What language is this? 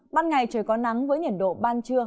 Vietnamese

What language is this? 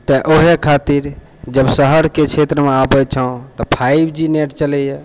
Maithili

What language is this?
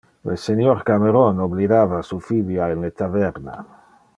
Interlingua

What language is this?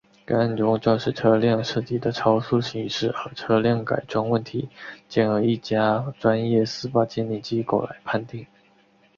Chinese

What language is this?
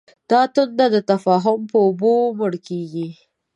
Pashto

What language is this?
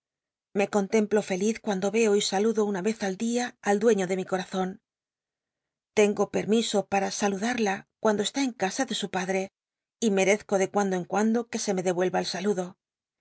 Spanish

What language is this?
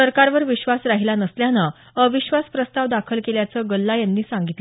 Marathi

